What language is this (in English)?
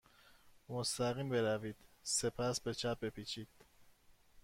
Persian